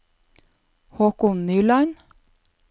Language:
Norwegian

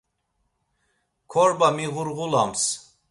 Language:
Laz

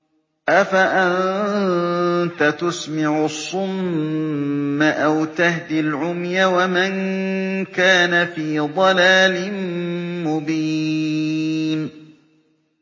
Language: Arabic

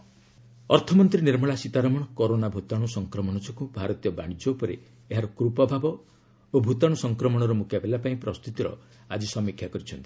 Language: Odia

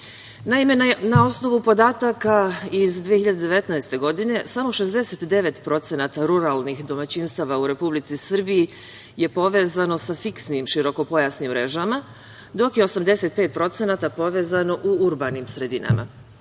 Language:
Serbian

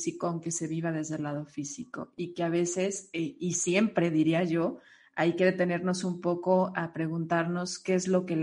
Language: Spanish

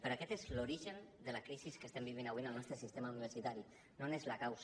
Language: Catalan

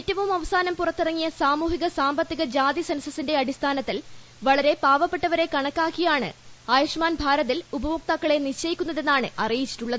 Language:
Malayalam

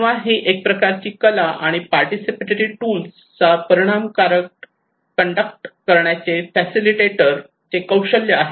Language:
Marathi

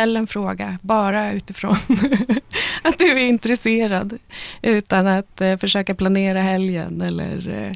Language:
Swedish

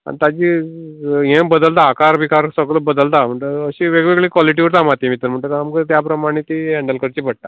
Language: Konkani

